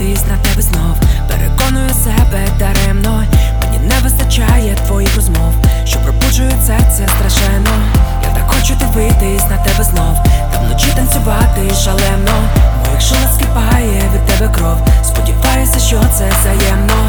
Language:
Russian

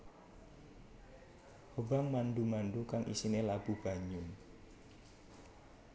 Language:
Javanese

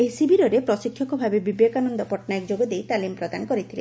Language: Odia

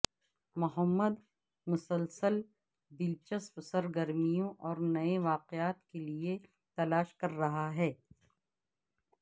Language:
Urdu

